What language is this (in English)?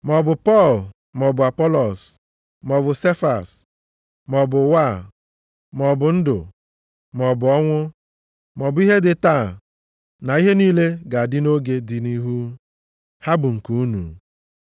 Igbo